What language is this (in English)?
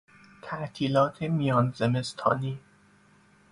Persian